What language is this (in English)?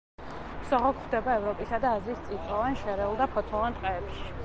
Georgian